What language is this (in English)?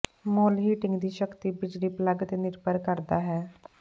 Punjabi